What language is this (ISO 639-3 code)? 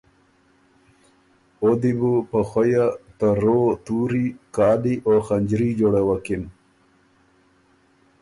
oru